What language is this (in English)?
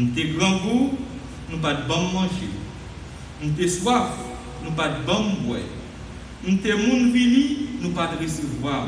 French